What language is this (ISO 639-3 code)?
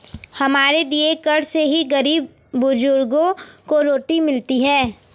hin